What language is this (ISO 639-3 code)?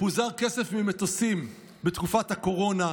heb